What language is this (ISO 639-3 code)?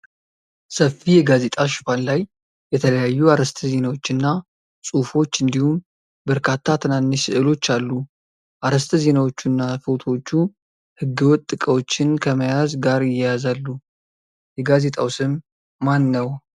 amh